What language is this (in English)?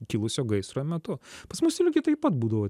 Lithuanian